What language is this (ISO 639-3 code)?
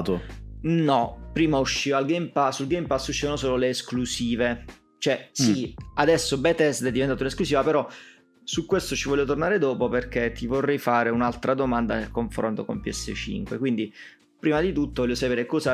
ita